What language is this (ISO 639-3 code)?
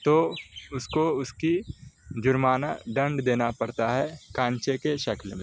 urd